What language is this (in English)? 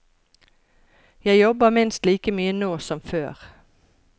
Norwegian